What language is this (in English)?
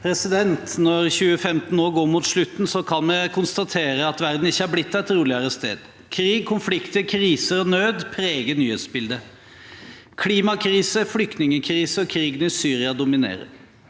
Norwegian